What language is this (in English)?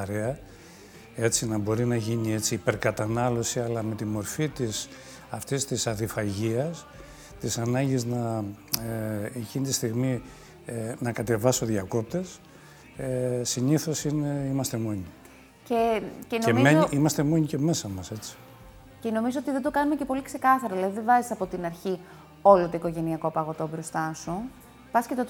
Greek